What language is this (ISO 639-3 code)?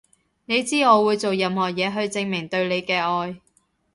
yue